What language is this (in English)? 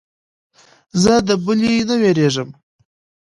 Pashto